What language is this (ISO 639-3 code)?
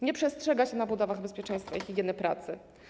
pol